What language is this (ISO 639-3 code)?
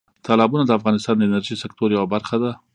pus